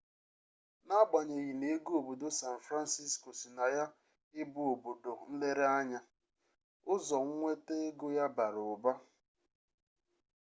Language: Igbo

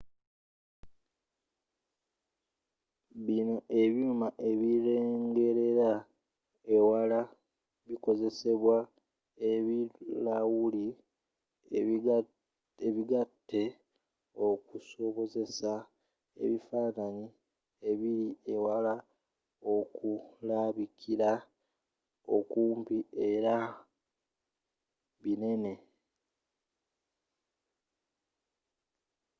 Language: Ganda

